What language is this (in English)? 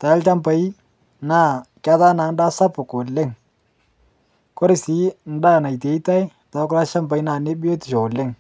Masai